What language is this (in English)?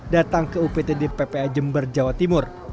Indonesian